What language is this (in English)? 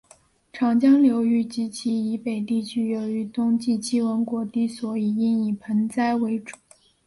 Chinese